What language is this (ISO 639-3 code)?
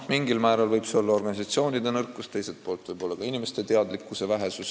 est